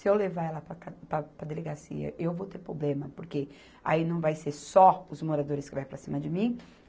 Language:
Portuguese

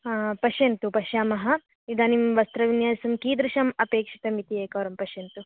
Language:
Sanskrit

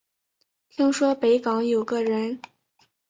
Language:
Chinese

